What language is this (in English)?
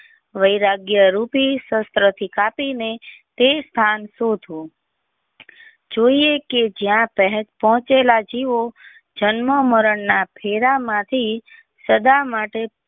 Gujarati